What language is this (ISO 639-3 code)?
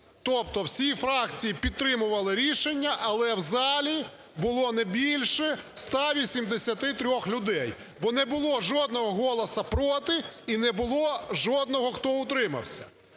ukr